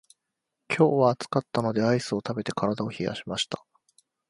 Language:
Japanese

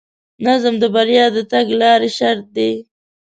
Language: Pashto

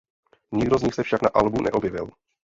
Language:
Czech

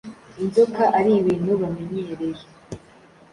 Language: Kinyarwanda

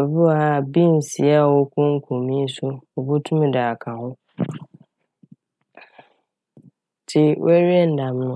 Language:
Akan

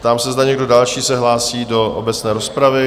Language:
Czech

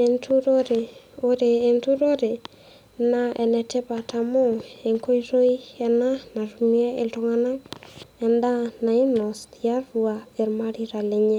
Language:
Masai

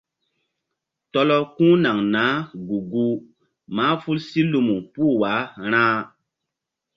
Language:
Mbum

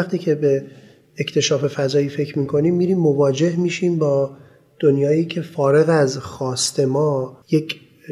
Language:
Persian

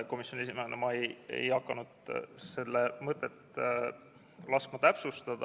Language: Estonian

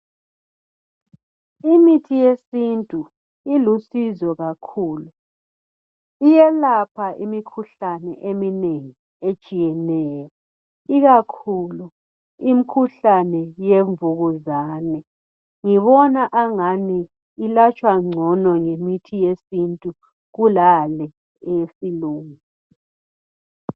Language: North Ndebele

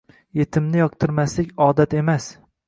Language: Uzbek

